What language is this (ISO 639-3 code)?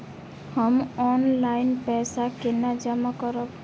mai